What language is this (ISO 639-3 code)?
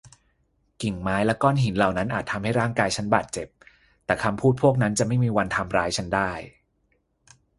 tha